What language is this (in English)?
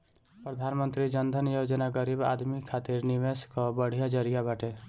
Bhojpuri